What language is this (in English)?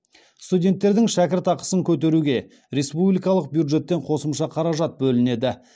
Kazakh